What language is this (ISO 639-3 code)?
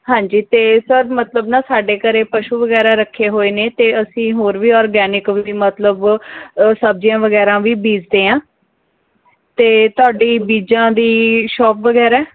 pan